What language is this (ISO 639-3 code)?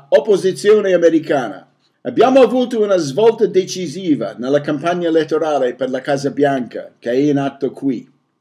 ita